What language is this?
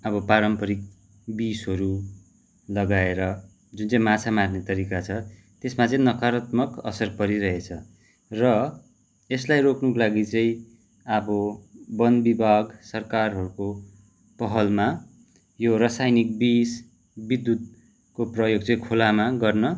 Nepali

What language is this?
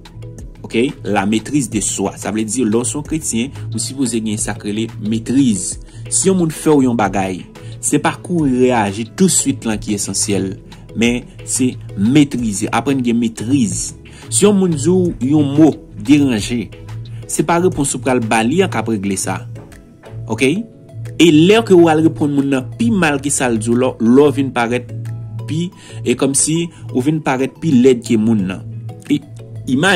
French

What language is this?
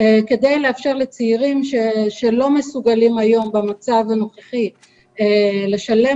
Hebrew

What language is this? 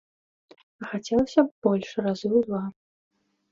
Belarusian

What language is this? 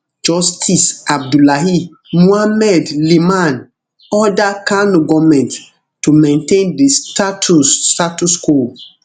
Nigerian Pidgin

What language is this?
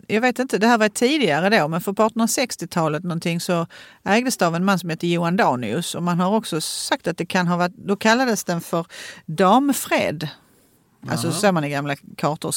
Swedish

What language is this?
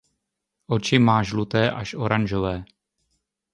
Czech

